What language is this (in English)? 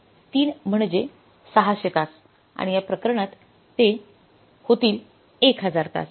Marathi